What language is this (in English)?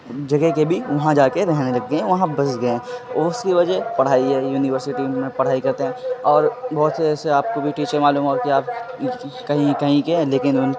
Urdu